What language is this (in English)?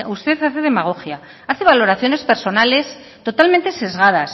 Spanish